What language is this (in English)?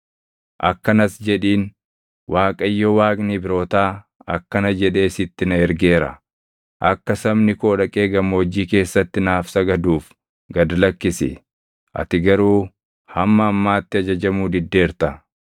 Oromo